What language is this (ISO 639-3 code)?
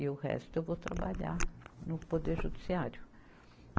por